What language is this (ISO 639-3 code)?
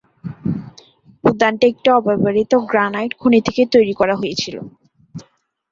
ben